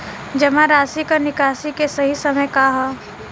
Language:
Bhojpuri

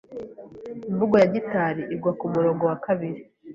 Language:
Kinyarwanda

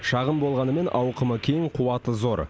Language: Kazakh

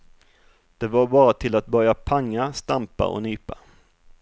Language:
Swedish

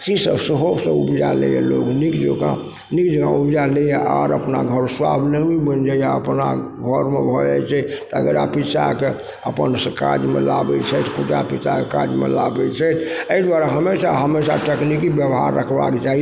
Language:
Maithili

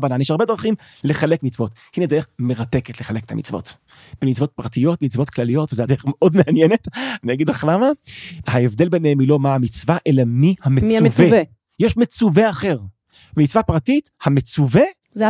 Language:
Hebrew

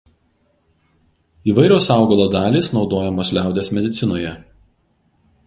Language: Lithuanian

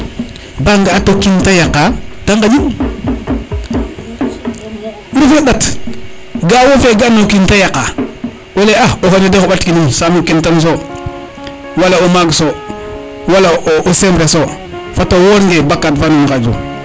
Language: Serer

